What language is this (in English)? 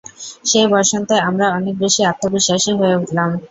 Bangla